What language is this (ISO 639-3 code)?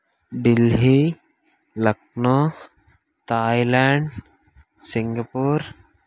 tel